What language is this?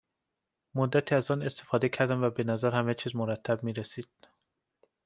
Persian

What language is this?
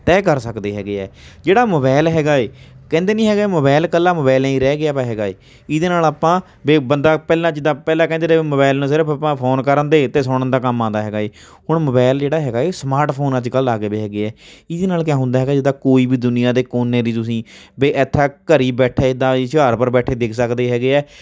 Punjabi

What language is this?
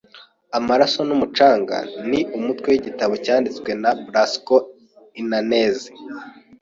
Kinyarwanda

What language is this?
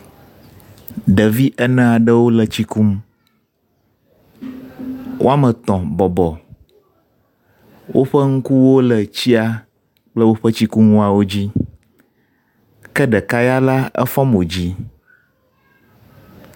Ewe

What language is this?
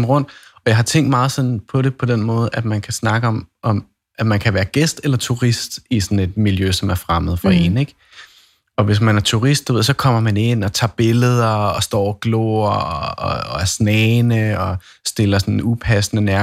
Danish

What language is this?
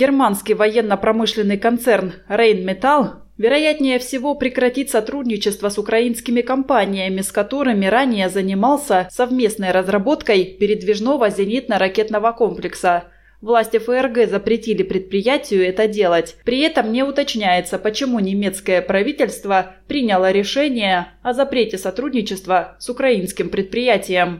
Russian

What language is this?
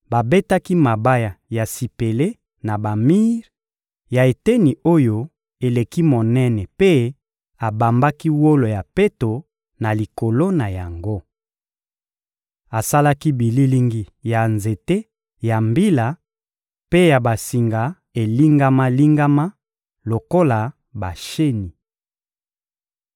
Lingala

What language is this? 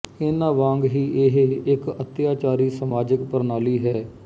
Punjabi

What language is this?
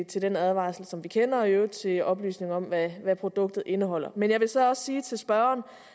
Danish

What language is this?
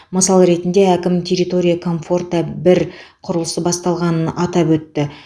Kazakh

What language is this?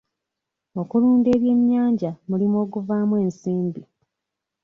Ganda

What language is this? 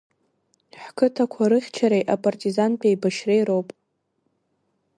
Abkhazian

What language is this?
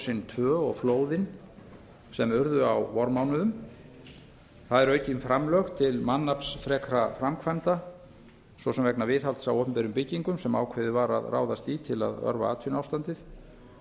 Icelandic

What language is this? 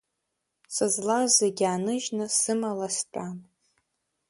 Abkhazian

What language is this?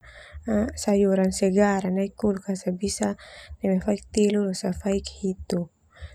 Termanu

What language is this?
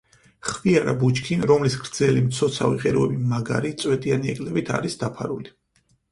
Georgian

